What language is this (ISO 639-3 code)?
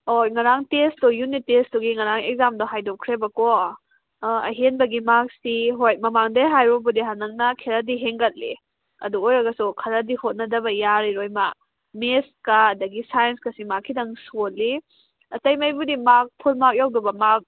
mni